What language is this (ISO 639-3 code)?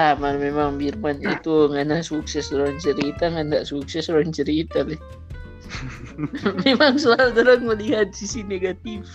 ind